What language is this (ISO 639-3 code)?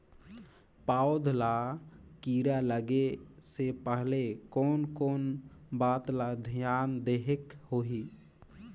hne